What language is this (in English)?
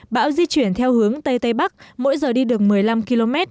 Vietnamese